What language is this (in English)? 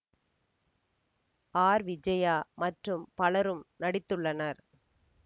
Tamil